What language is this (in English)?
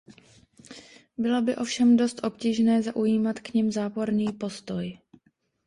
Czech